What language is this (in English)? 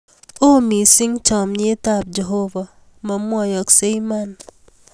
Kalenjin